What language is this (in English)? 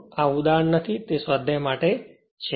Gujarati